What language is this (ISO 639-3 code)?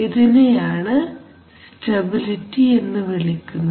mal